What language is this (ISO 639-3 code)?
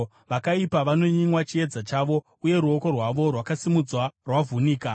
sna